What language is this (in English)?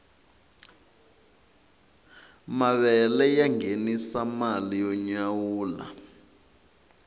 Tsonga